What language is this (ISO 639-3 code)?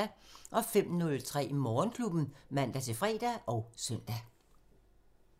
dan